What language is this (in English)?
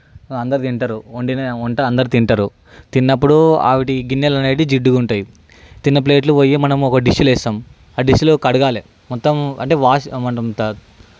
Telugu